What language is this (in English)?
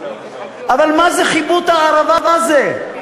Hebrew